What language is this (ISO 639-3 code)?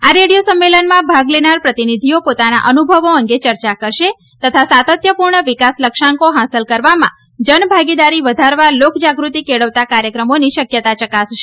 guj